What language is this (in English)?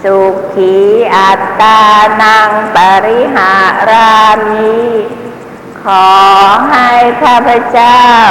Thai